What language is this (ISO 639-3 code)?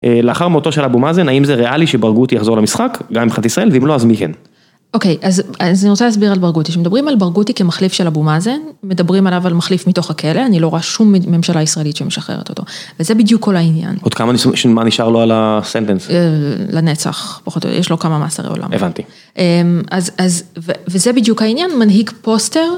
heb